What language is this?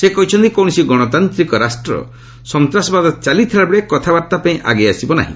Odia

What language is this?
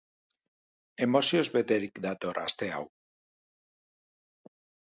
Basque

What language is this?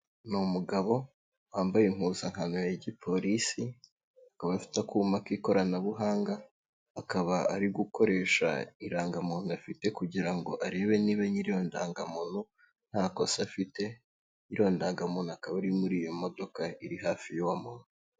Kinyarwanda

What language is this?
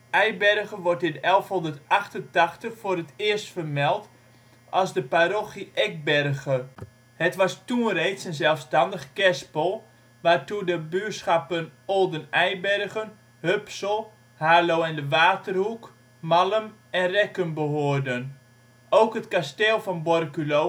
Dutch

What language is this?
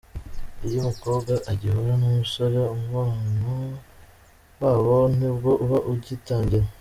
Kinyarwanda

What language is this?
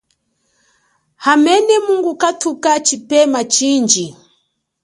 Chokwe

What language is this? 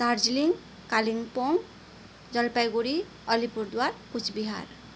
Nepali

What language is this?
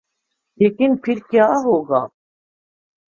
Urdu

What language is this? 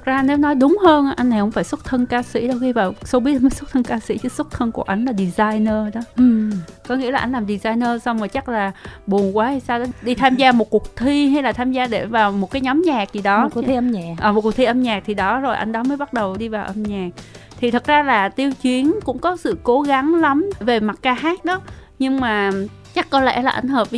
Vietnamese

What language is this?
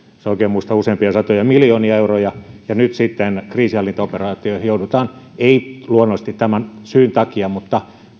Finnish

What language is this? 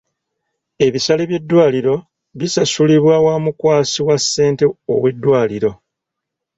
Ganda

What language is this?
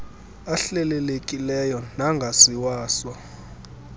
Xhosa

